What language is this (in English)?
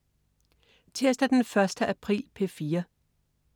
Danish